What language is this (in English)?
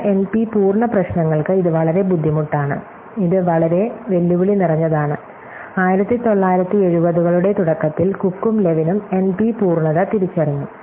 Malayalam